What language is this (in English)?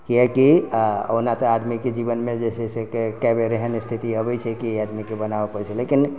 Maithili